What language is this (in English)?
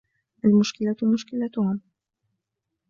Arabic